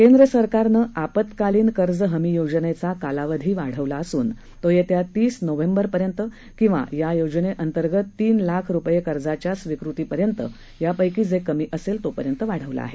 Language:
Marathi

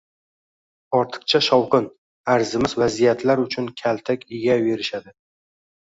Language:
Uzbek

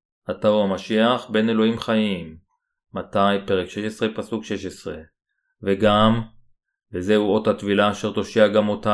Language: Hebrew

